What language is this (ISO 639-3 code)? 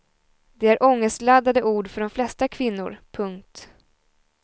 swe